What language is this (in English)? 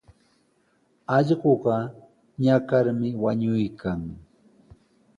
Sihuas Ancash Quechua